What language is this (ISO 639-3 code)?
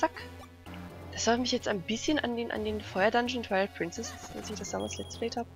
deu